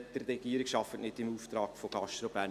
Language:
Swiss German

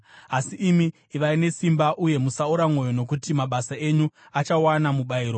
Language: Shona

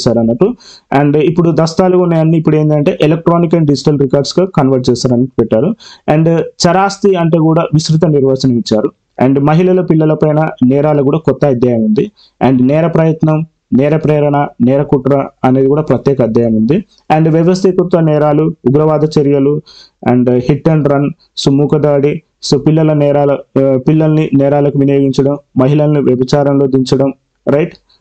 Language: Telugu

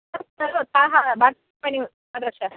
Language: Sanskrit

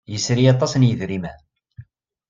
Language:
Kabyle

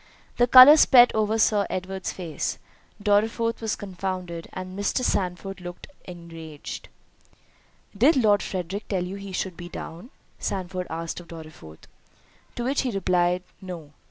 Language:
English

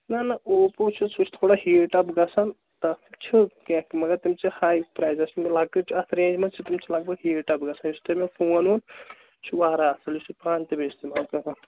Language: Kashmiri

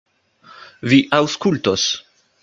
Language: Esperanto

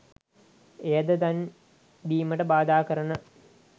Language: Sinhala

